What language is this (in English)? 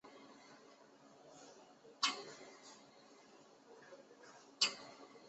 Chinese